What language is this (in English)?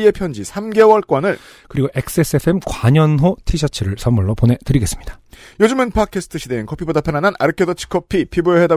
Korean